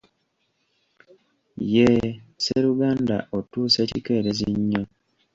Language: Ganda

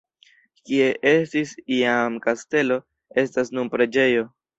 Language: Esperanto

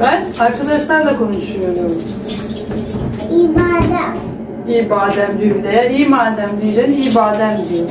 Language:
Turkish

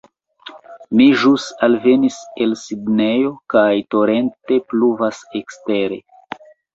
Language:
Esperanto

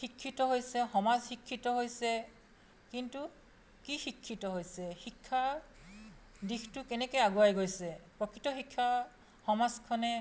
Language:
Assamese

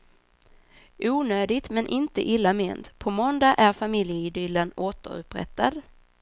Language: Swedish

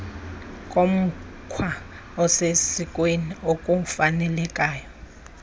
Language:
Xhosa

